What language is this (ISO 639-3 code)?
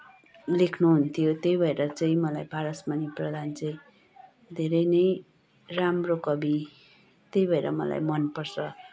nep